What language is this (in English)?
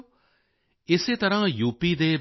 Punjabi